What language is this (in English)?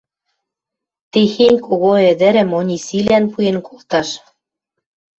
Western Mari